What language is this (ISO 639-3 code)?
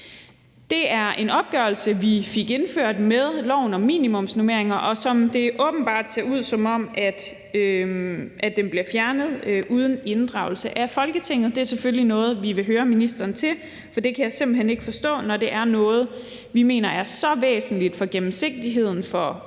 dan